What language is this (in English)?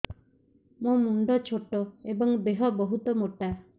Odia